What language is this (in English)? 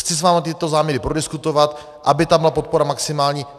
Czech